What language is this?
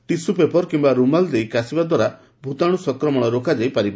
Odia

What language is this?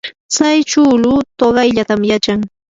Yanahuanca Pasco Quechua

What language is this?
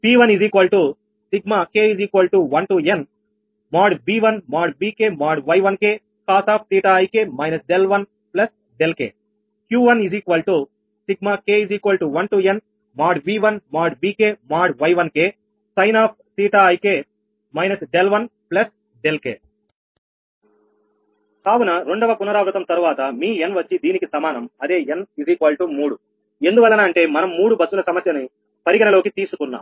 Telugu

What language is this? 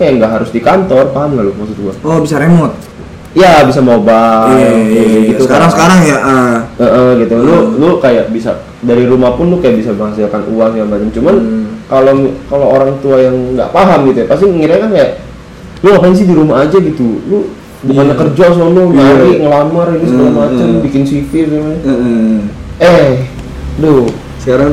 Indonesian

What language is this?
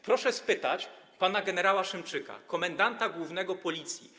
Polish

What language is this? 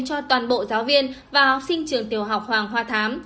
Vietnamese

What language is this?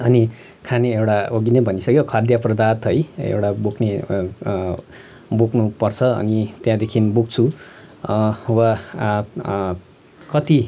Nepali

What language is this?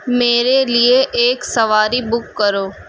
Urdu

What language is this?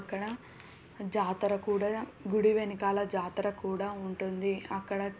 Telugu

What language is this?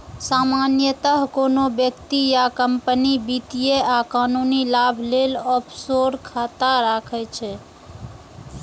Maithili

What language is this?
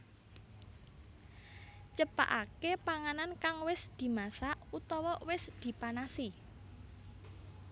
Javanese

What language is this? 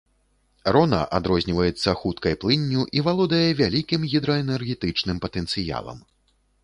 Belarusian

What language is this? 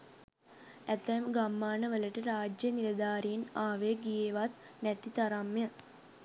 Sinhala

